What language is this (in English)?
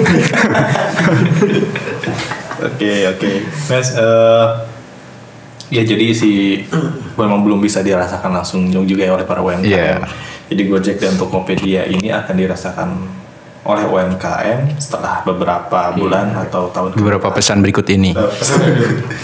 Indonesian